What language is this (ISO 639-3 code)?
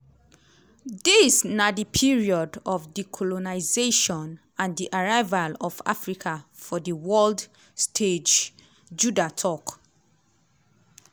pcm